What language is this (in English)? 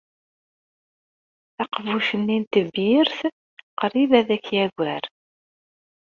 Kabyle